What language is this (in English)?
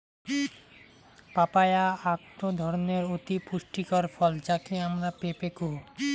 Bangla